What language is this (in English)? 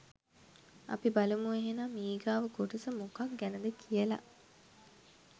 Sinhala